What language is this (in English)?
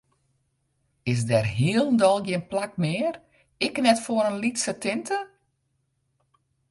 Western Frisian